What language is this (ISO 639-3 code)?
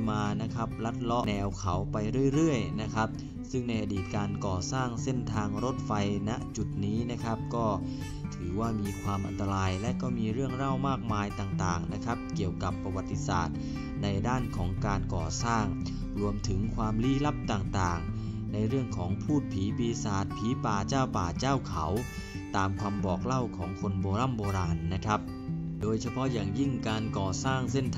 tha